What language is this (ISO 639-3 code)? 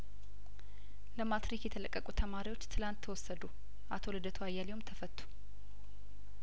amh